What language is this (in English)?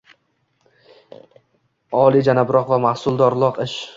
Uzbek